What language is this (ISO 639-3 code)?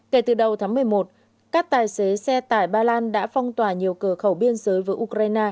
vie